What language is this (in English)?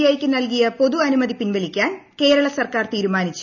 Malayalam